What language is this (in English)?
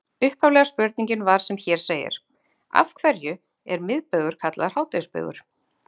Icelandic